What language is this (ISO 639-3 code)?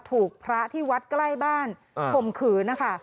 tha